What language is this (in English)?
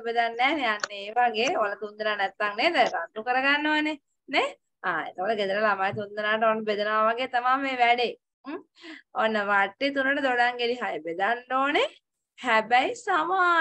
Thai